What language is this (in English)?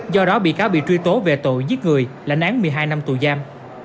Vietnamese